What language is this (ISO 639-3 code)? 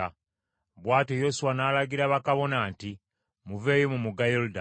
lug